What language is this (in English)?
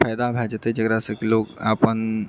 Maithili